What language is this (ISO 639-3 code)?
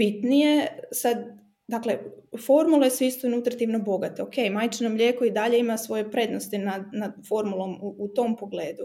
hrv